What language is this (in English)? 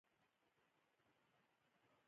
Pashto